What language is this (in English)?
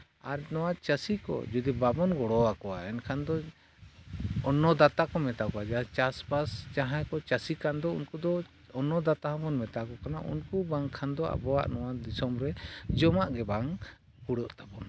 Santali